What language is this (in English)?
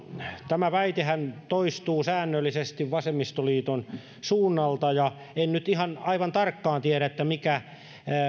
Finnish